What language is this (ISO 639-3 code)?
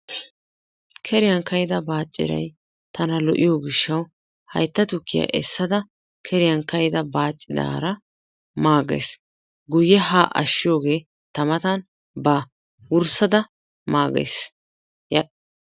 wal